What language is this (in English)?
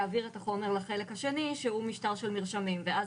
Hebrew